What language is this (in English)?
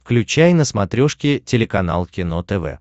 Russian